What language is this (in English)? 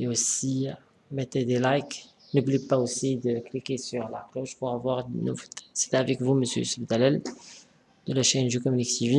French